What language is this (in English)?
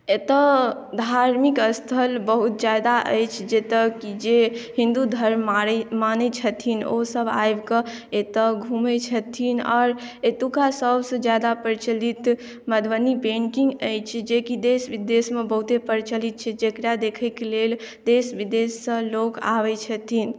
Maithili